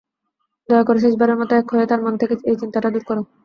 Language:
Bangla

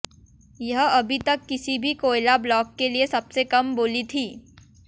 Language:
Hindi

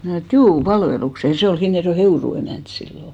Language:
Finnish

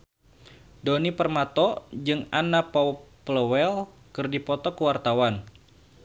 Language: Sundanese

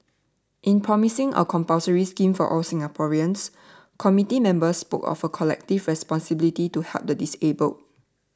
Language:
English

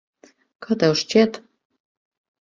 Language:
Latvian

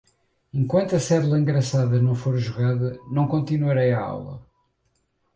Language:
Portuguese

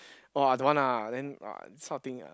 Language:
English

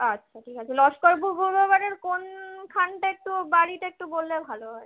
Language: Bangla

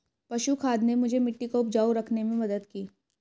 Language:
Hindi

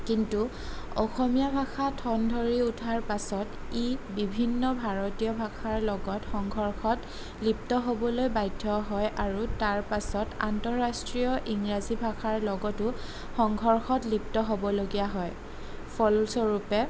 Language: Assamese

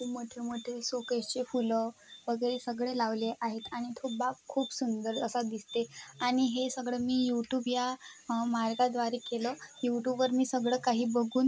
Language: Marathi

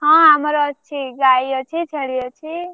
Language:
Odia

